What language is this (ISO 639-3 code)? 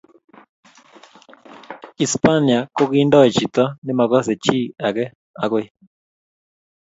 kln